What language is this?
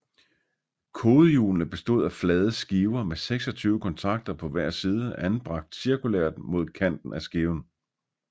Danish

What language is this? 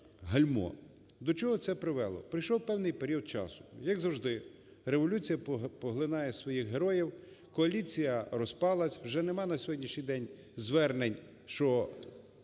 Ukrainian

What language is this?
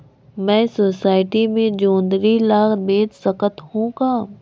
Chhattisgarhi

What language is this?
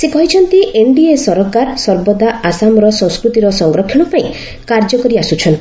Odia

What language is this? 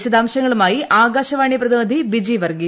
Malayalam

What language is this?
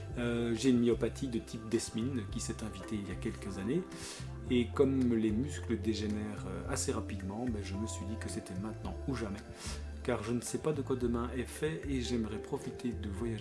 French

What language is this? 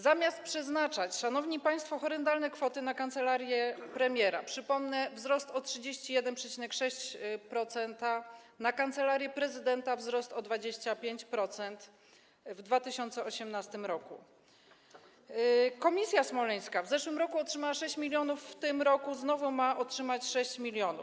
Polish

